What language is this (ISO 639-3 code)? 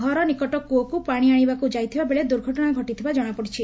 ori